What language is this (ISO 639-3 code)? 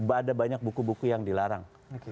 ind